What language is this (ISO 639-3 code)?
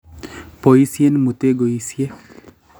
kln